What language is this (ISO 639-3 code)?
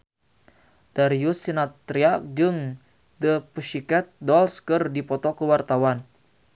sun